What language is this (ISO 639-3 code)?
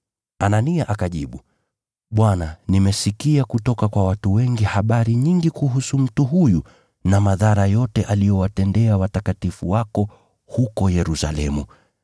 swa